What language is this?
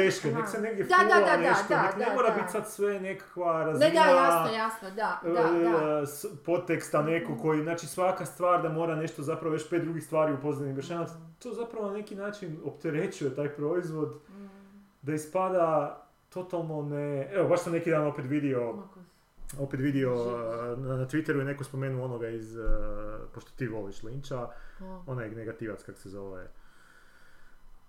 Croatian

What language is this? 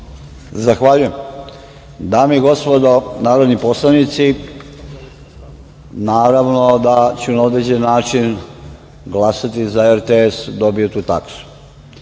Serbian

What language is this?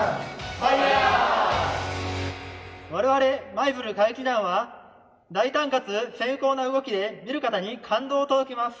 Japanese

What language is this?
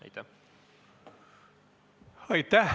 Estonian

